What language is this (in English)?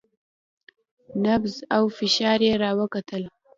Pashto